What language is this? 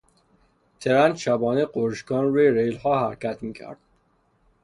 Persian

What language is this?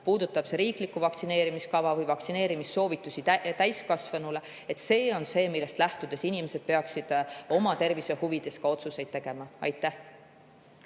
Estonian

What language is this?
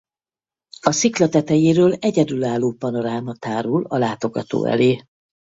Hungarian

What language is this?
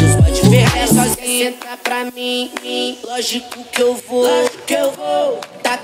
Romanian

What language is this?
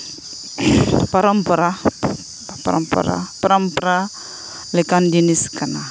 Santali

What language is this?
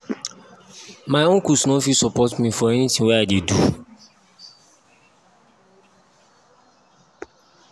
Nigerian Pidgin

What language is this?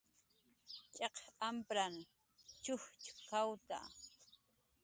Jaqaru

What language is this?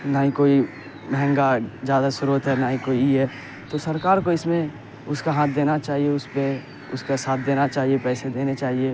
Urdu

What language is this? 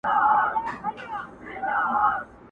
Pashto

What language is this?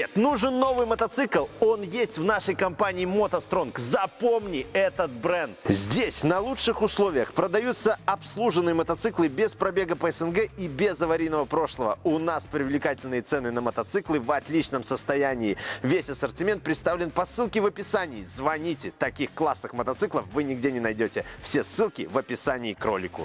Russian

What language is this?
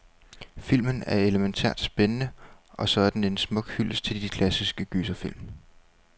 Danish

